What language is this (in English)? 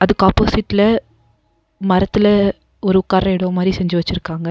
Tamil